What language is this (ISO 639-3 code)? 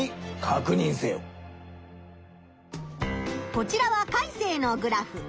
jpn